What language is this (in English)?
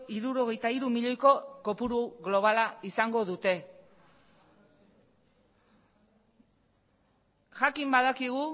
Basque